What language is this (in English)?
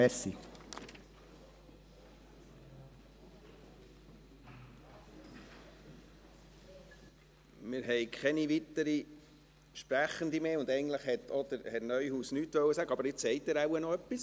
Swiss German